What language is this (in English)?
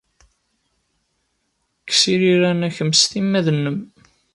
Kabyle